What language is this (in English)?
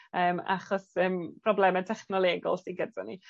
Welsh